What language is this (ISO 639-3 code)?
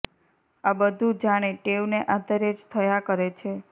guj